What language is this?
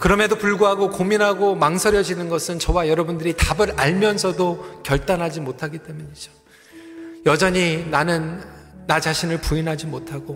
Korean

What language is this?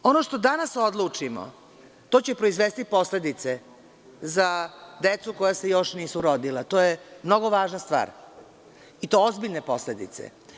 Serbian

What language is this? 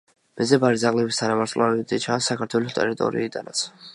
Georgian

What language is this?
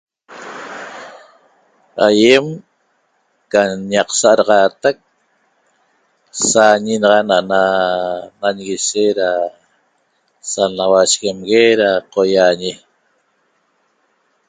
Toba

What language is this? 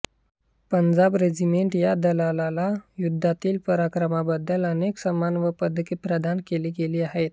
Marathi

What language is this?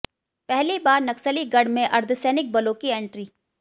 Hindi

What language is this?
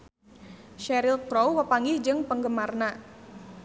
Sundanese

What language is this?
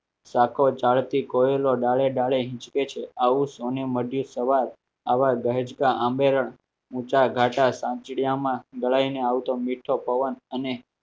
Gujarati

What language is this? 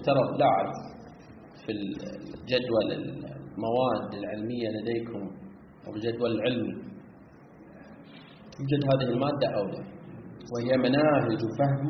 Arabic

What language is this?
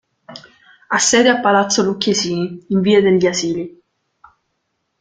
Italian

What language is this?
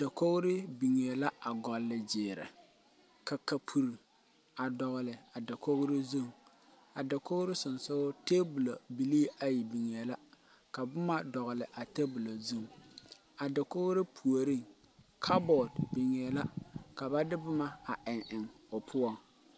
Southern Dagaare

